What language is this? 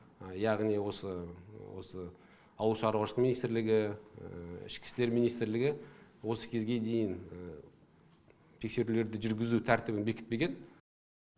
Kazakh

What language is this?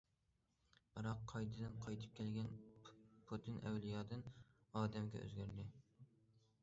Uyghur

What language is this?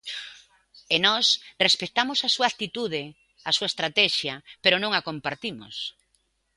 Galician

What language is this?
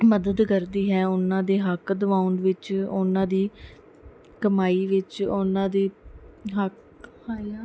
Punjabi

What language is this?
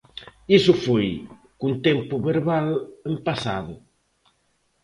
Galician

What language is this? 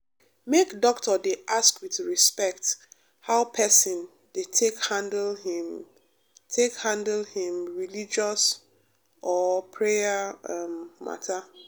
Nigerian Pidgin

